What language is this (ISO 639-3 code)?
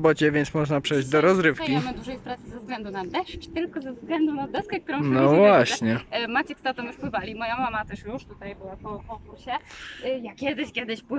pol